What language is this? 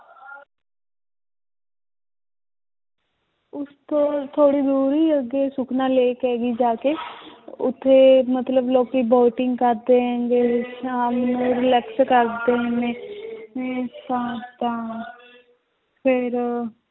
Punjabi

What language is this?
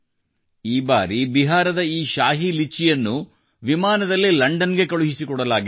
Kannada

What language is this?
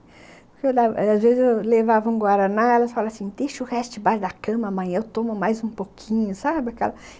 Portuguese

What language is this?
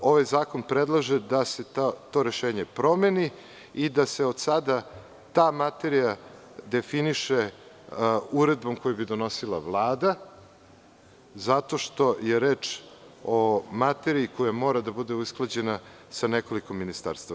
Serbian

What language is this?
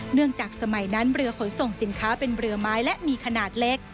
Thai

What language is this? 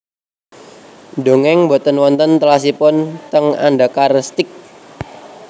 Javanese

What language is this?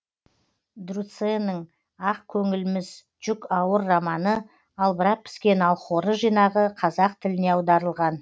Kazakh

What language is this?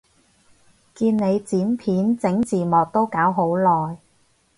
Cantonese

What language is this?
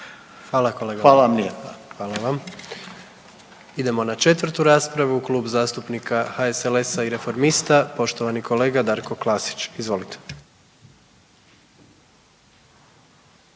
Croatian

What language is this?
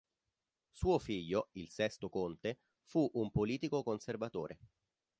Italian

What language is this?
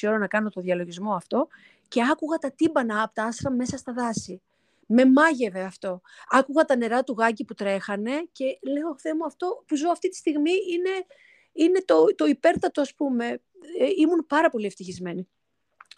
Greek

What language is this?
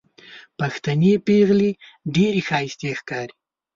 Pashto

